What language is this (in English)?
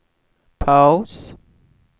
Swedish